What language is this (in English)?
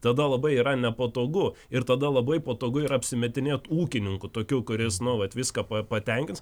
Lithuanian